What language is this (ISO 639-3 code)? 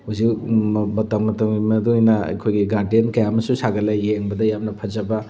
mni